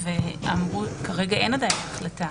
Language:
Hebrew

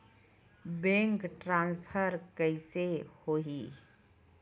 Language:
Chhattisgarhi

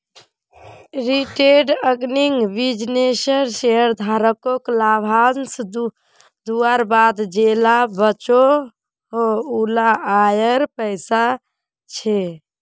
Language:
Magahi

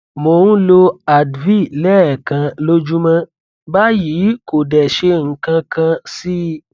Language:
Yoruba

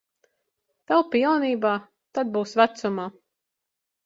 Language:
Latvian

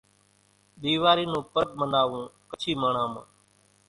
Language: Kachi Koli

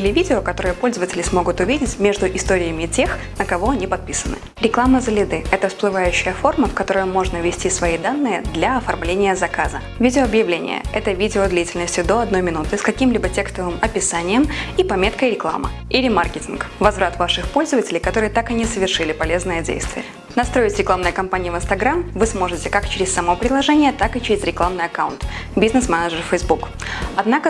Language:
Russian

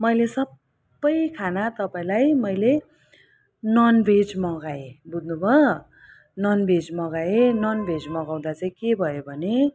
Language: Nepali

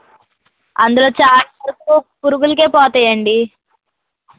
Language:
Telugu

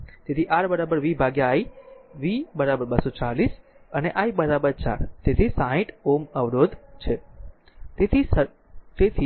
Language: Gujarati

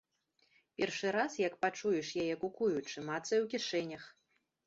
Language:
Belarusian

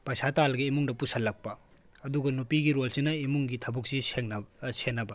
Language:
Manipuri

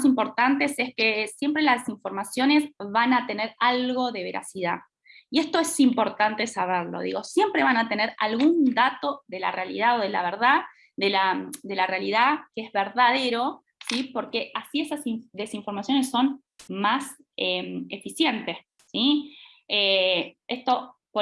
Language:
Spanish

